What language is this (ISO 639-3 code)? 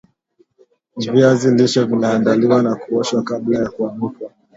swa